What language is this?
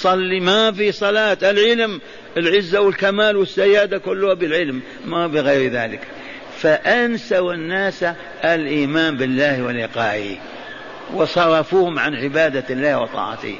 Arabic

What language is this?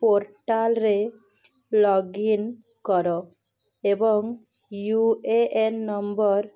Odia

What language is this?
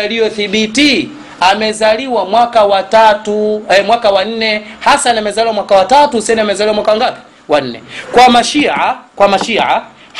Swahili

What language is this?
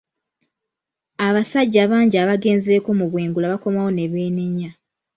Ganda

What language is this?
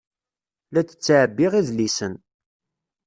Kabyle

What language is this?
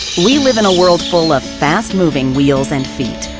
English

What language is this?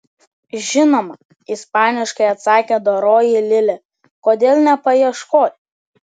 Lithuanian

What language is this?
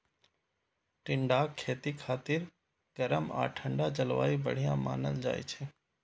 Maithili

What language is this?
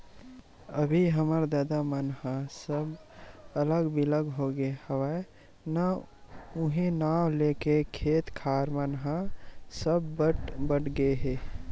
Chhattisgarhi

